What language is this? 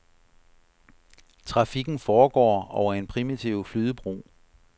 Danish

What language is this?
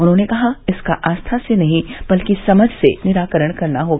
Hindi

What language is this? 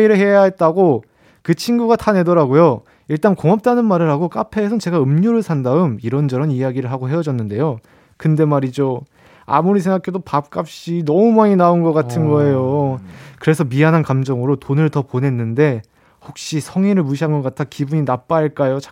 Korean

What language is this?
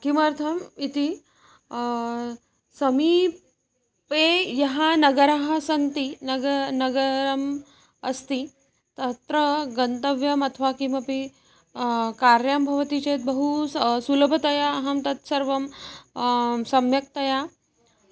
Sanskrit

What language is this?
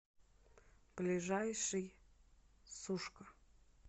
Russian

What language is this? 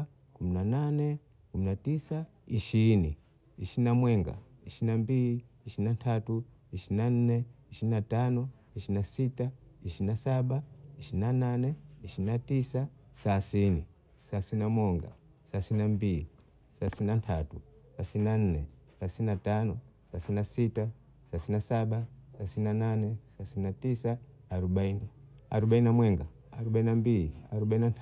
Bondei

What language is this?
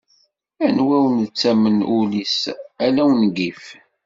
Kabyle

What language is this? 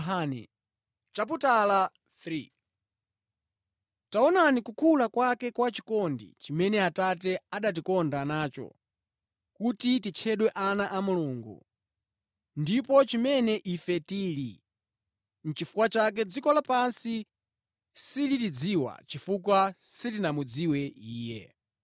Nyanja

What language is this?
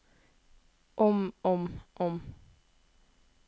Norwegian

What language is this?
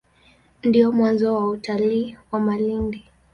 Swahili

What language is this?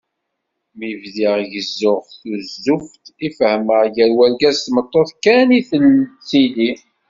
Kabyle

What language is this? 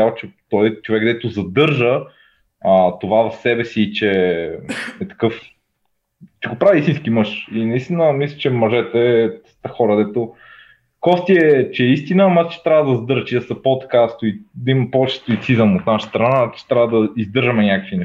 Bulgarian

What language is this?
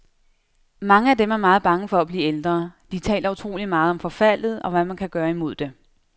Danish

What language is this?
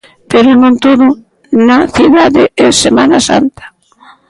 Galician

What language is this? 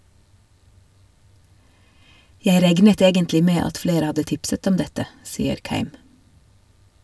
Norwegian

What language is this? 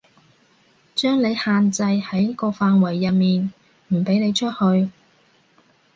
Cantonese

